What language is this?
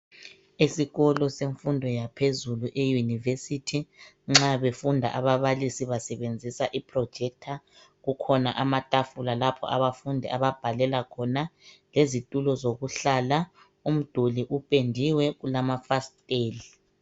North Ndebele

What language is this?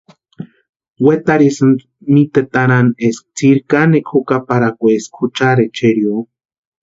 Western Highland Purepecha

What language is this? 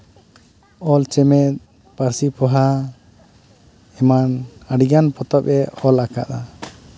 Santali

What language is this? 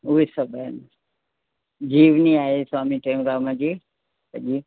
Sindhi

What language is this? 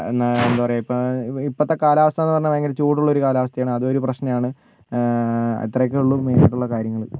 Malayalam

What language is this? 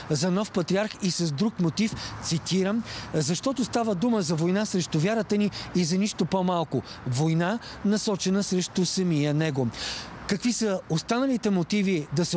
Bulgarian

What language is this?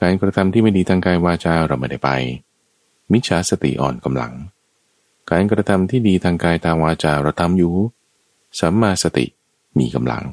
Thai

